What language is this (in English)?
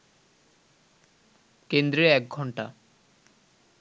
Bangla